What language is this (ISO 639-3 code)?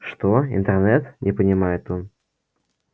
rus